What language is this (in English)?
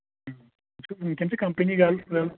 Kashmiri